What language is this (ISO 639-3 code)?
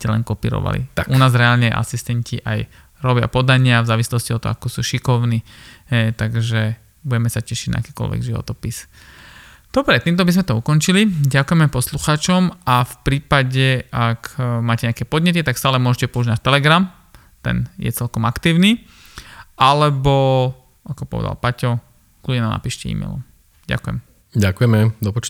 slk